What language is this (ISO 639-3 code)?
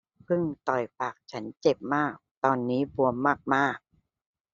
tha